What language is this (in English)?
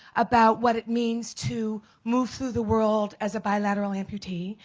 English